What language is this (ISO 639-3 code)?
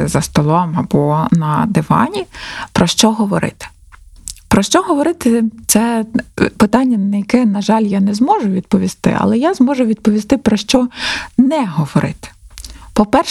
ukr